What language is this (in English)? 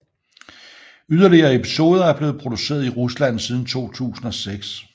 Danish